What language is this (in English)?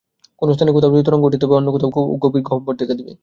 Bangla